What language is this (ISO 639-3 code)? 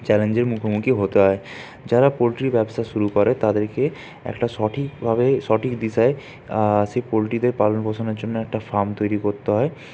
ben